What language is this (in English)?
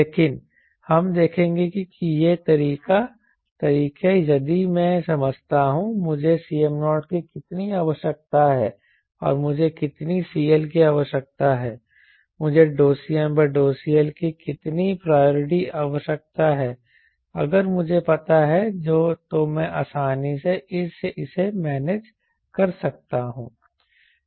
Hindi